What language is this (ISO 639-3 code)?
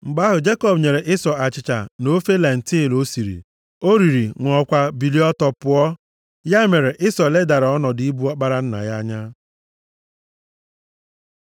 ibo